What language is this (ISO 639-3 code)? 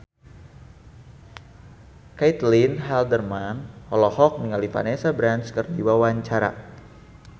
sun